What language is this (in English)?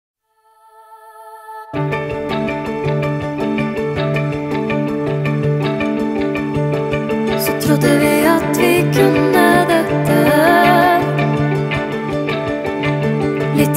Norwegian